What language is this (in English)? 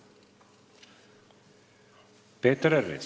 Estonian